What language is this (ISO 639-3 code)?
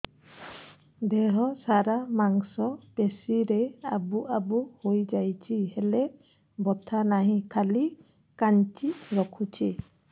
ori